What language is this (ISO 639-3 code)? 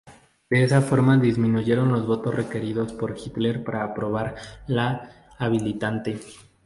spa